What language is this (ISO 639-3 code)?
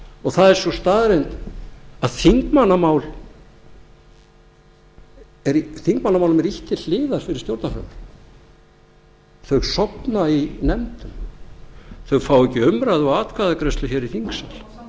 isl